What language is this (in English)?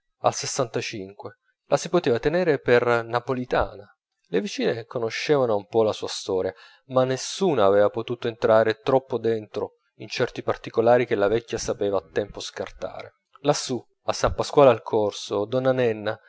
Italian